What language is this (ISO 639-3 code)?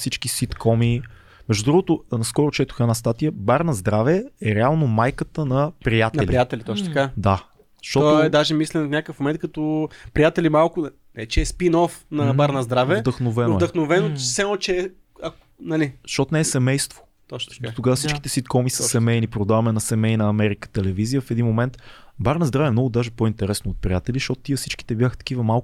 bul